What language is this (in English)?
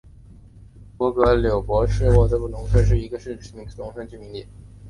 Chinese